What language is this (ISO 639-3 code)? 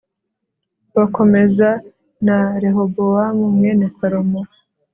kin